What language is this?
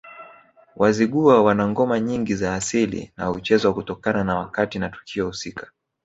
Swahili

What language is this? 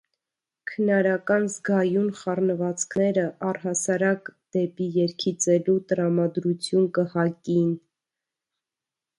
Armenian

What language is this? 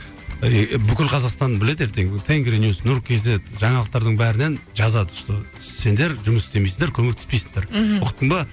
Kazakh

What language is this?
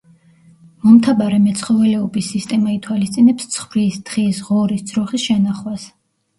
Georgian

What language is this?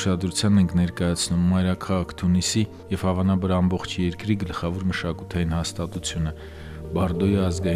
Romanian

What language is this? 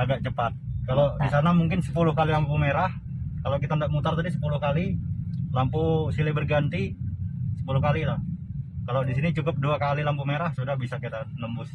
Indonesian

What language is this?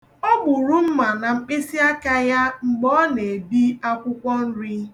Igbo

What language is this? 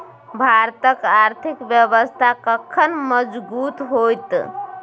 Maithili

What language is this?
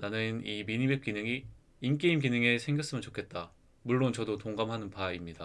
Korean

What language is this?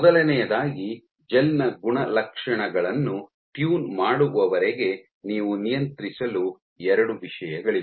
Kannada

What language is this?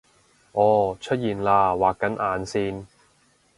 Cantonese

